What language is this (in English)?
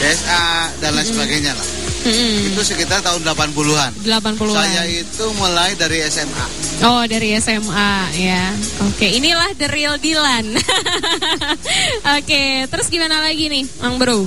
Indonesian